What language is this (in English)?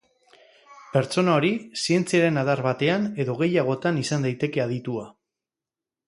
Basque